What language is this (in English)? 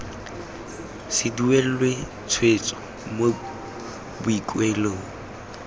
Tswana